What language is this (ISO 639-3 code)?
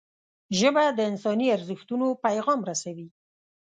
pus